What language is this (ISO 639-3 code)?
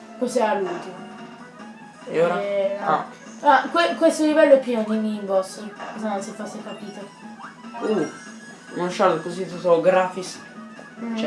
ita